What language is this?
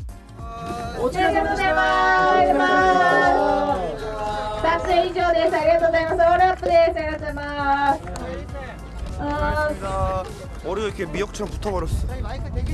Korean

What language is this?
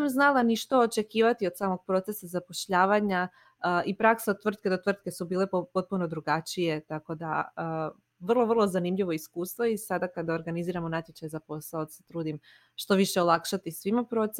Croatian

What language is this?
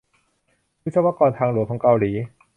Thai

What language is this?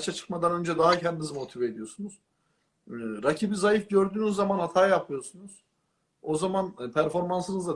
Turkish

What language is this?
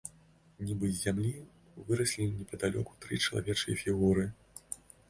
Belarusian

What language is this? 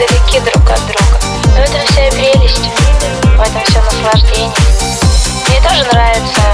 Russian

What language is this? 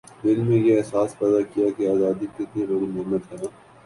Urdu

